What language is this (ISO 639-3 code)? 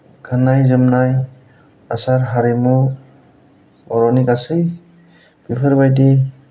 brx